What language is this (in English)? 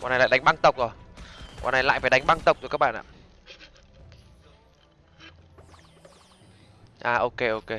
Vietnamese